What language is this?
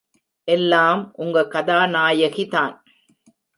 Tamil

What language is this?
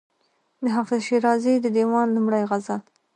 Pashto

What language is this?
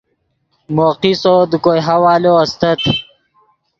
Yidgha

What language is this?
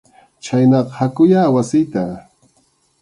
Arequipa-La Unión Quechua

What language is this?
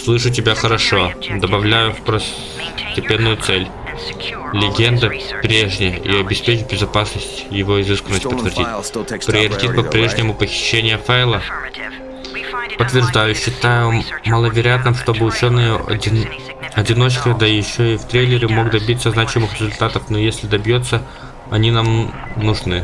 Russian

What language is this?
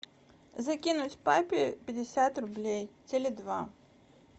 Russian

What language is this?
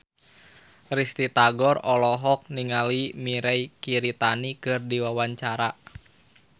Sundanese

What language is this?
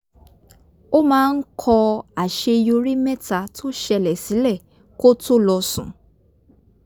Yoruba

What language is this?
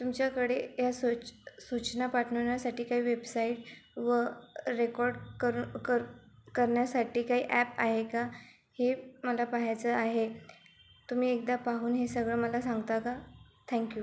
Marathi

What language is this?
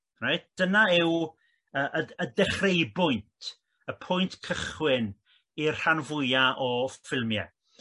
Welsh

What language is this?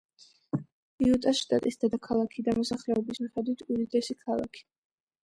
Georgian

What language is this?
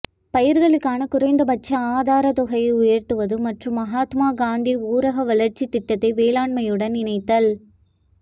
Tamil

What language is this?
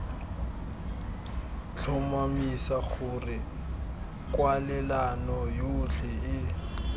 Tswana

